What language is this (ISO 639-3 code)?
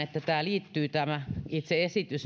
fin